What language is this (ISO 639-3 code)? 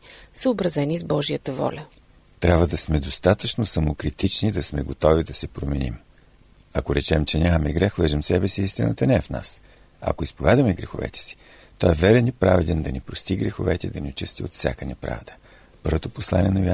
bul